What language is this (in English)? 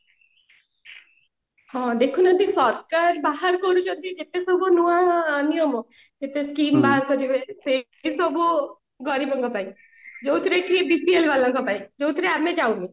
Odia